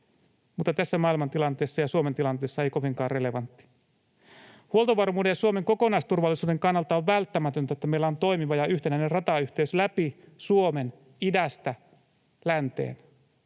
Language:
Finnish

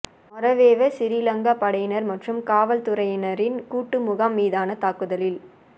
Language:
Tamil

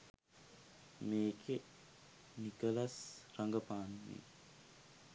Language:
Sinhala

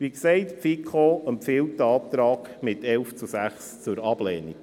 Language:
Swiss German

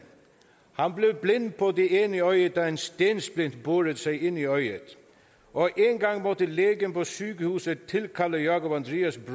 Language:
Danish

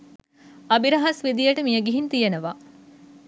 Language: Sinhala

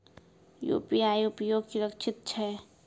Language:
Maithili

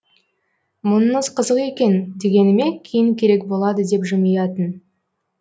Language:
Kazakh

